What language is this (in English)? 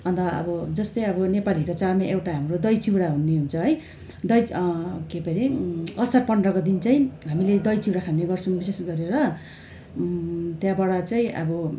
Nepali